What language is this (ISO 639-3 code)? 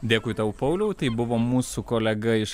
lit